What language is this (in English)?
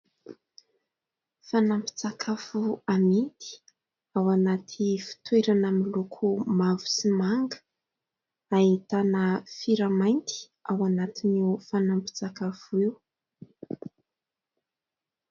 Malagasy